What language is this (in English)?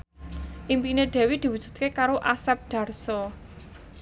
Javanese